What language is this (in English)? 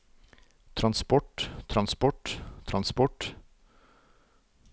Norwegian